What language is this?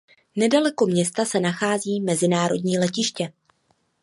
Czech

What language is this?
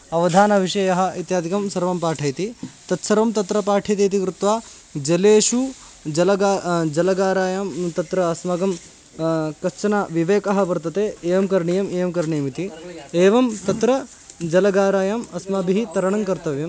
Sanskrit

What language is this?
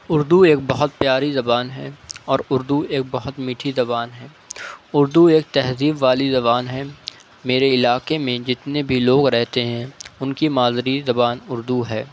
Urdu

